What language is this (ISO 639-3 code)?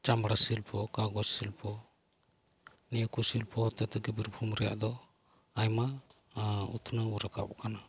sat